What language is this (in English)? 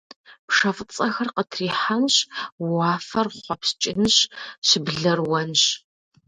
Kabardian